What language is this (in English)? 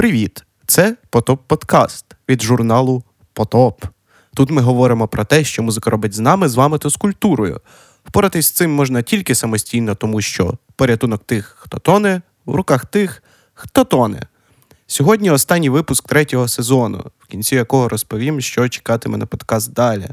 Ukrainian